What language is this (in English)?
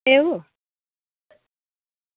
Gujarati